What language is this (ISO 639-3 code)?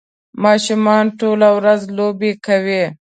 pus